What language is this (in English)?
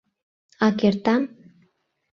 Mari